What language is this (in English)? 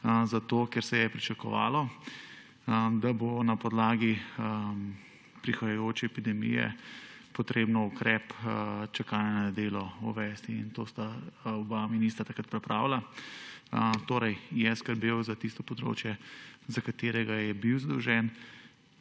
Slovenian